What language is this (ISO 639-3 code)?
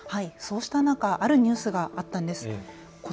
jpn